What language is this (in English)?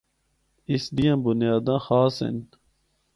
Northern Hindko